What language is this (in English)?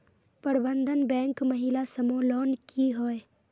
Magahi